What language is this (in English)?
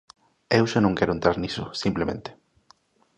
Galician